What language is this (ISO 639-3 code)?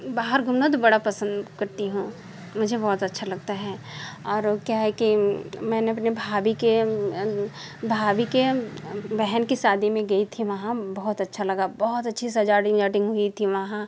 hin